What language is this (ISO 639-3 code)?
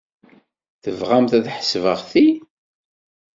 kab